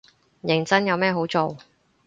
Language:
Cantonese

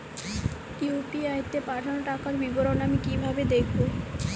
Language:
Bangla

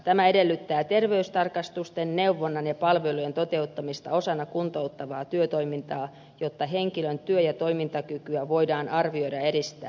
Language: Finnish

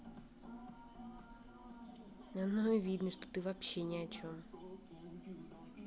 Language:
Russian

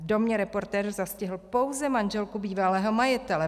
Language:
Czech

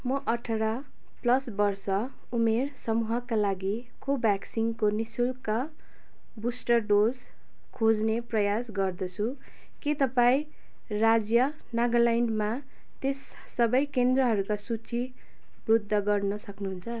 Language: Nepali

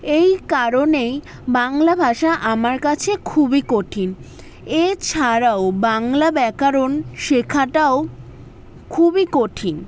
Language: Bangla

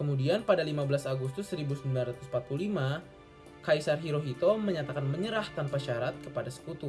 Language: Indonesian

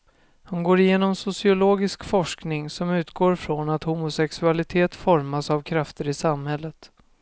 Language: Swedish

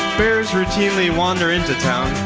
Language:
English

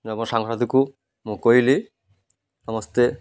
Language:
Odia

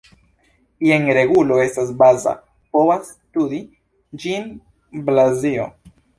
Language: Esperanto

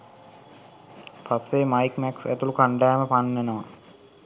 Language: Sinhala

